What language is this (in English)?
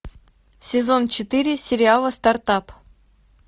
Russian